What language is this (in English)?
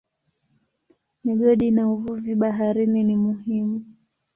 Swahili